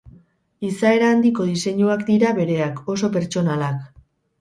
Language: Basque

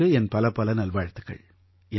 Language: Tamil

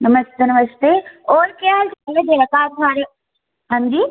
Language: Dogri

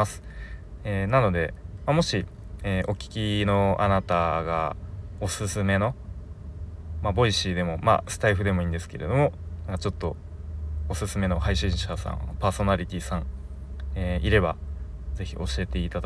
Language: Japanese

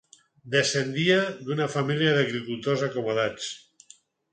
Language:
Catalan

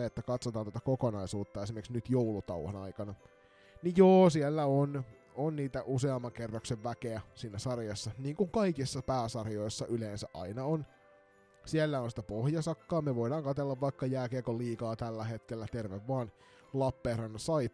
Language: Finnish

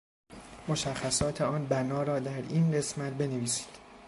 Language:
Persian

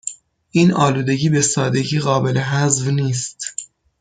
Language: Persian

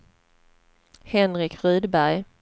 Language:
Swedish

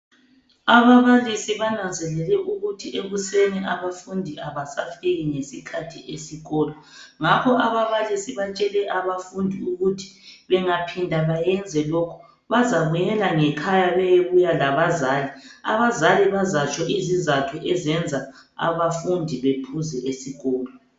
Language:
North Ndebele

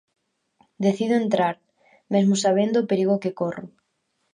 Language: Galician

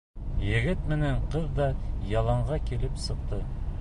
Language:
Bashkir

